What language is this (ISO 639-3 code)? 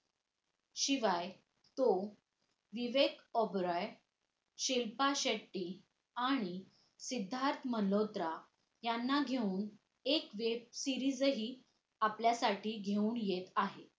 mar